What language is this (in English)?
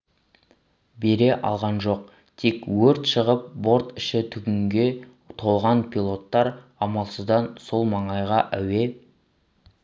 Kazakh